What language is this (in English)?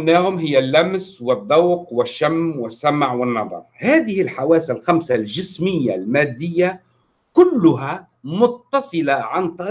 Arabic